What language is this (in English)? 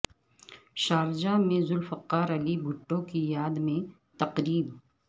Urdu